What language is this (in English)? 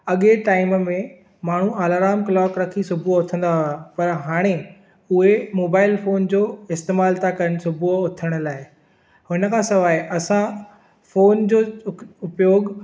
Sindhi